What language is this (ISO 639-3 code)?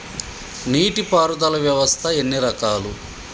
tel